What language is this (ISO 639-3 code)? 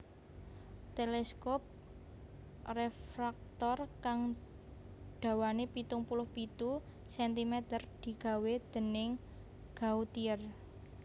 jav